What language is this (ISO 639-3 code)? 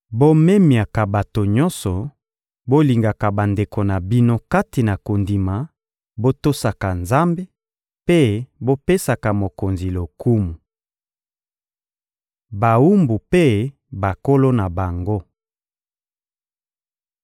lin